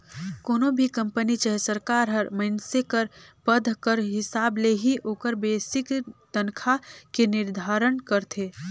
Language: Chhattisgarhi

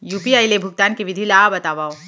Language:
Chhattisgarhi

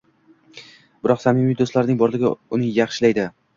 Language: Uzbek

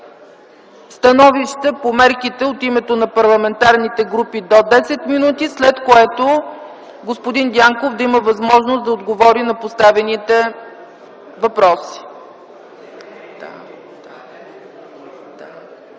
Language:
Bulgarian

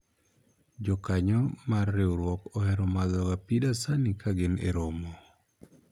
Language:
Luo (Kenya and Tanzania)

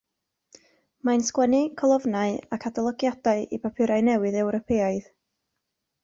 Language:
Welsh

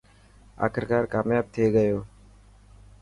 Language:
Dhatki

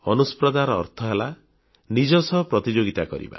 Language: Odia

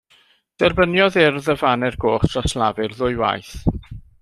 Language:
Welsh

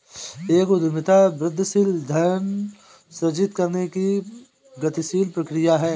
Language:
Hindi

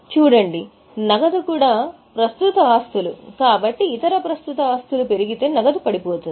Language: Telugu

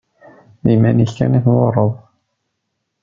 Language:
Kabyle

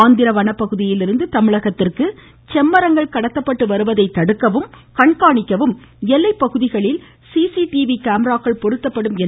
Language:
Tamil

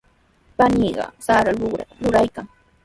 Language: Sihuas Ancash Quechua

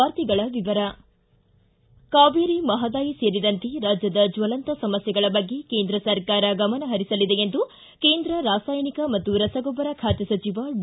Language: Kannada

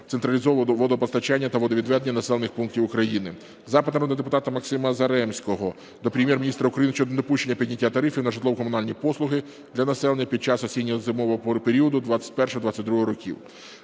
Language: Ukrainian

